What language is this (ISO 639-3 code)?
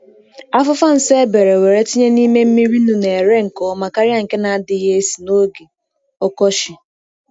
ibo